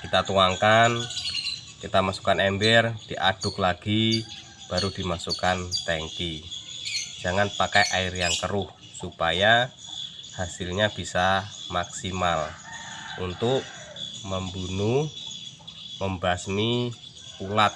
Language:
Indonesian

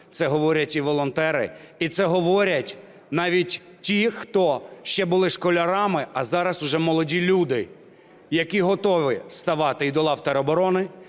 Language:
Ukrainian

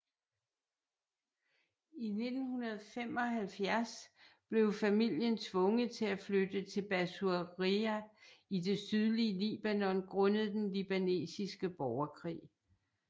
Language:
Danish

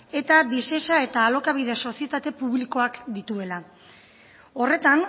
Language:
Basque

